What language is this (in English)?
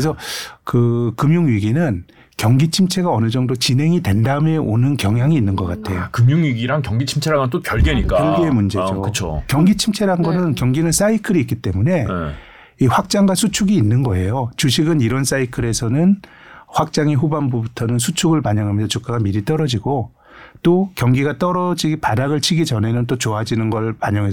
Korean